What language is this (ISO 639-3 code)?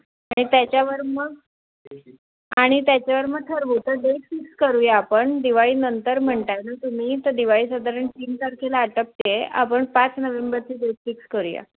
mar